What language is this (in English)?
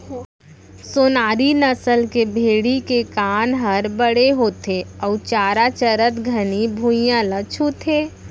Chhattisgarhi